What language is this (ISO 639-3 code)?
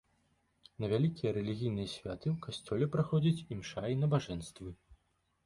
bel